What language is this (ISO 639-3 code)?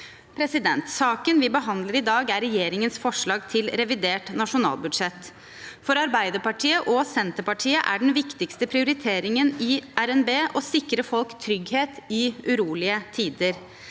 nor